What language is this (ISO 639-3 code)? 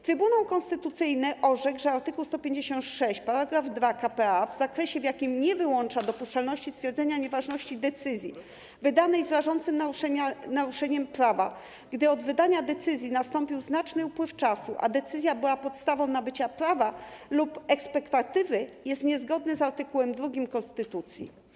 pol